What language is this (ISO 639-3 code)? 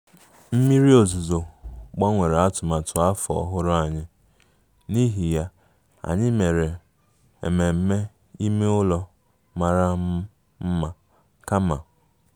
ibo